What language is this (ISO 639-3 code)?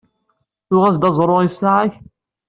kab